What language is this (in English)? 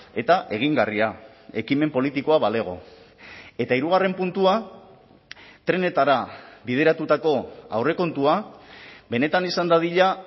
Basque